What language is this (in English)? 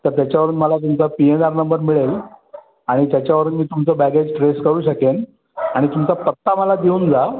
Marathi